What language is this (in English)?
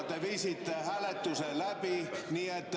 Estonian